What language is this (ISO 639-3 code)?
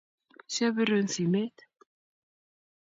kln